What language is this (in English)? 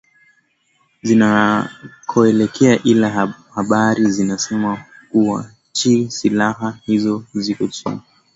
Swahili